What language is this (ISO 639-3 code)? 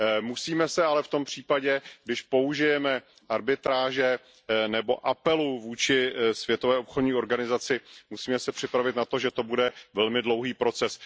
ces